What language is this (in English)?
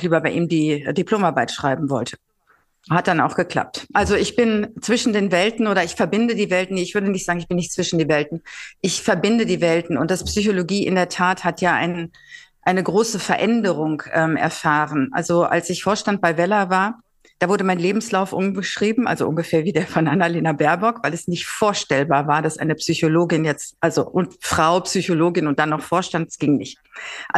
German